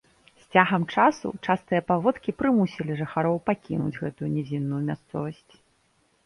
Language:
Belarusian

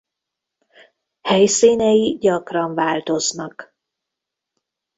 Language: Hungarian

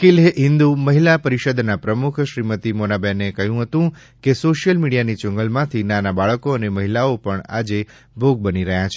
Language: Gujarati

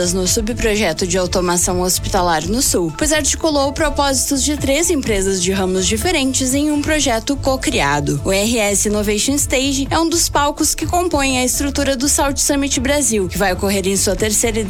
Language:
Portuguese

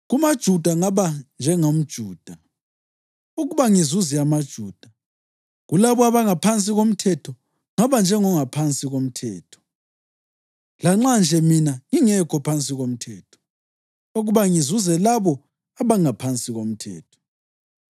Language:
North Ndebele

